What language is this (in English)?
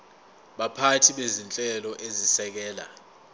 Zulu